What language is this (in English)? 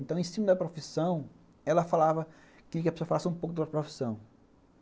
Portuguese